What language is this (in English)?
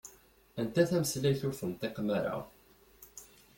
Kabyle